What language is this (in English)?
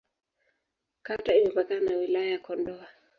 Swahili